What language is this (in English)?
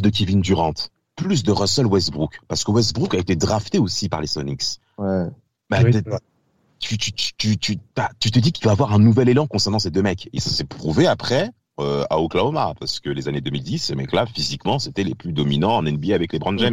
French